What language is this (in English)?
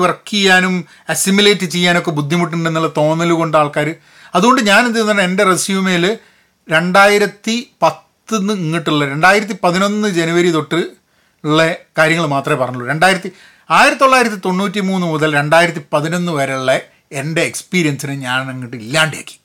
Malayalam